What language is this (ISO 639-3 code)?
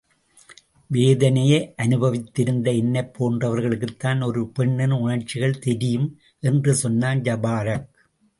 tam